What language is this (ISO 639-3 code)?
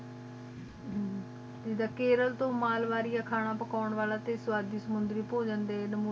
pan